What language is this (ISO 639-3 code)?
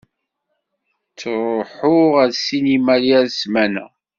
kab